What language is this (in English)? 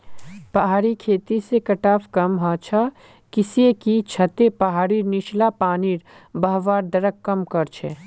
Magahi